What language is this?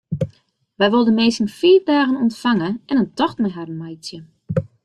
Western Frisian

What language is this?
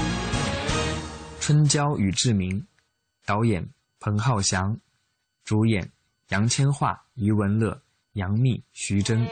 Chinese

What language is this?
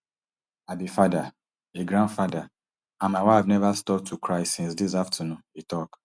Nigerian Pidgin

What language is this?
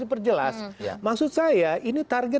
Indonesian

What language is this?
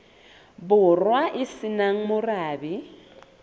Southern Sotho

